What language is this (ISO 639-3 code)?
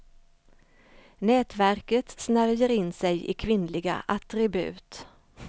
swe